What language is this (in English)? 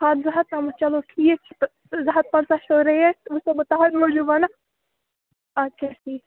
Kashmiri